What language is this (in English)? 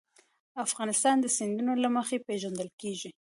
Pashto